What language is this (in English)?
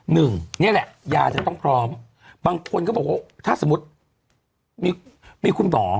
Thai